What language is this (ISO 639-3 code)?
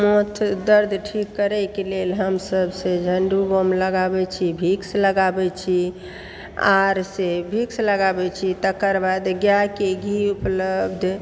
mai